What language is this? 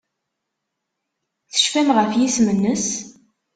Kabyle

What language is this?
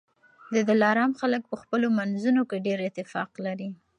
Pashto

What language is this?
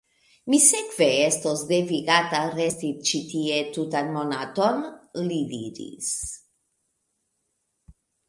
Esperanto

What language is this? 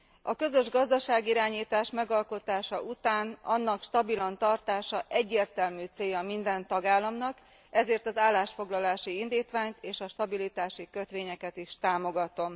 Hungarian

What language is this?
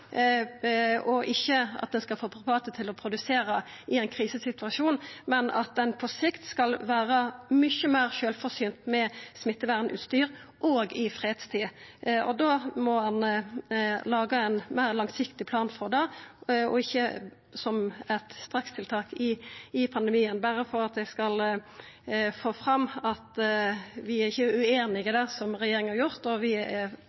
Norwegian Nynorsk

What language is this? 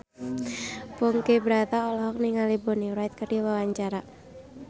Sundanese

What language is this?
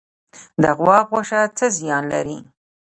Pashto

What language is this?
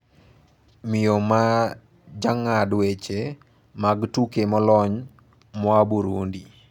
Luo (Kenya and Tanzania)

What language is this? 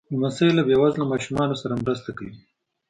Pashto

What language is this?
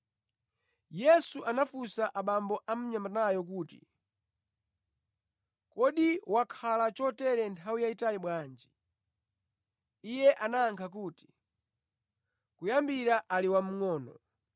Nyanja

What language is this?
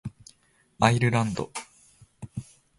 Japanese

